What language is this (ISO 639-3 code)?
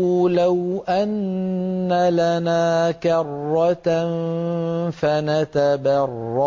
ara